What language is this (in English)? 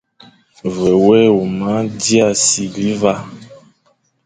Fang